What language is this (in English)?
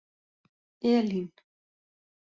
Icelandic